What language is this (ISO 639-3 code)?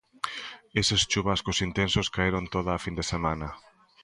glg